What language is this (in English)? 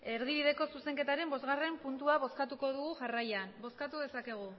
Basque